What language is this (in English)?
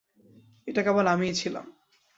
Bangla